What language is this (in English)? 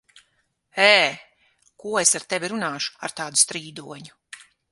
Latvian